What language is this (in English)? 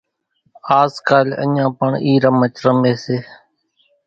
Kachi Koli